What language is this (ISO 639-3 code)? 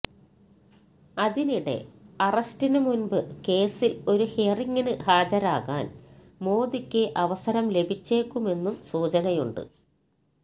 mal